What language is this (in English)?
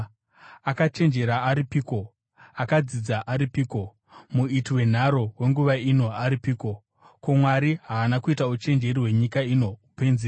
Shona